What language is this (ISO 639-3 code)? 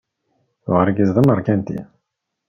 kab